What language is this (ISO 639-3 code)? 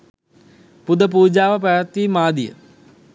sin